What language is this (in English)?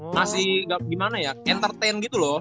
Indonesian